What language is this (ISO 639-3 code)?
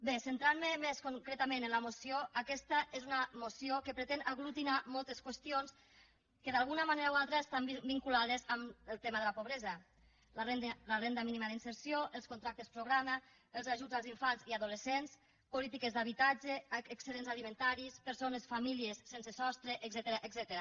cat